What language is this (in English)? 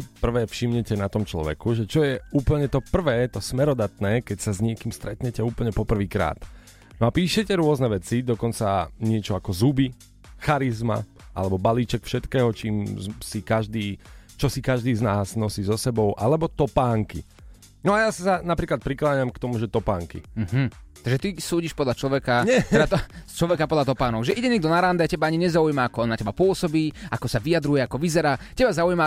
Slovak